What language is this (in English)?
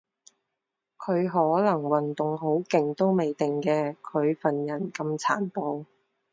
Cantonese